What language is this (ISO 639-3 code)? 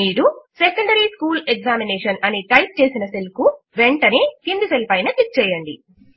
tel